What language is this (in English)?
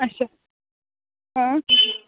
Kashmiri